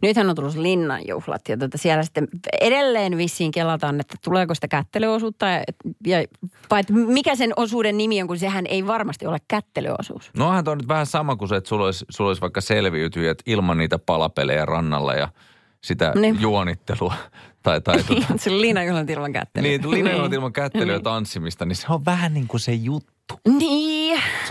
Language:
Finnish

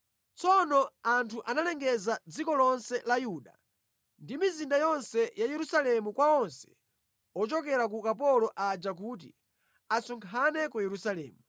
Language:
Nyanja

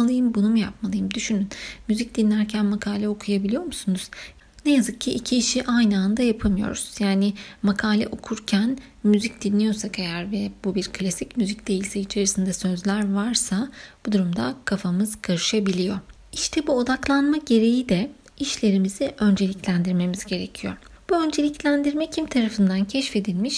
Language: Turkish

